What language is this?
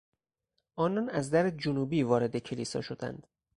Persian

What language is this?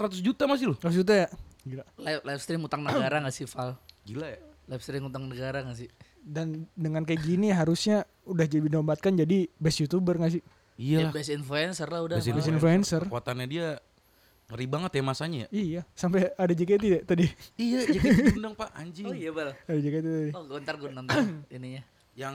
Indonesian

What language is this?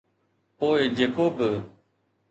Sindhi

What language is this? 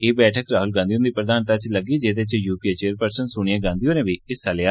Dogri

